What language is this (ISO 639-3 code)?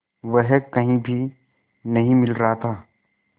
hin